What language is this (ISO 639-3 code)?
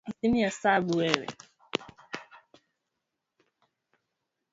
swa